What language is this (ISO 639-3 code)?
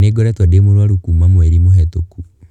kik